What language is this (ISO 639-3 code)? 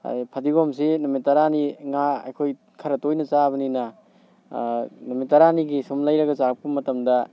mni